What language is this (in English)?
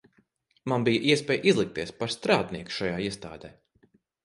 Latvian